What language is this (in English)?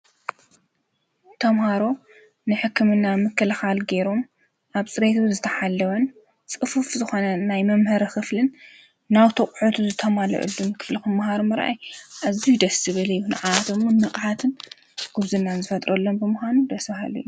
Tigrinya